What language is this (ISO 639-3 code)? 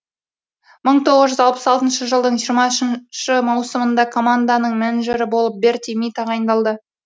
kaz